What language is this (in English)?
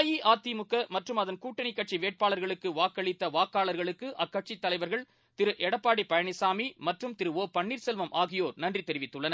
Tamil